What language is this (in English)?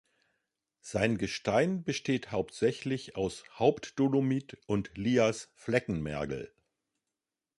German